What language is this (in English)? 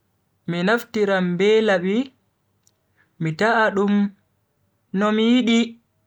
Bagirmi Fulfulde